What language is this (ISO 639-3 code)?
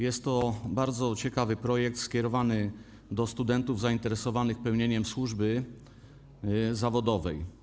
pol